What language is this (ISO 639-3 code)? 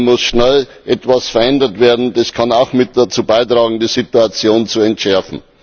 deu